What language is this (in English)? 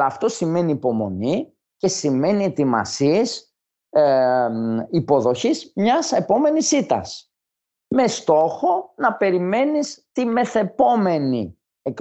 Greek